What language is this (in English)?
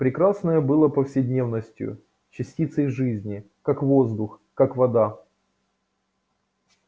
Russian